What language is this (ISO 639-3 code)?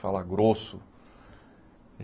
por